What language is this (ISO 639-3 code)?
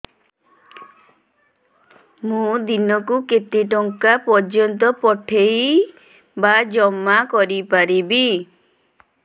ori